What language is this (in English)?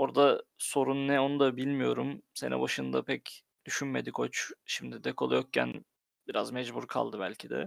Turkish